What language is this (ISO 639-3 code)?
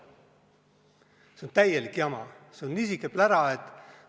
est